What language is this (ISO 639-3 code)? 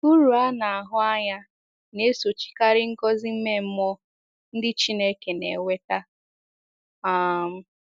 ibo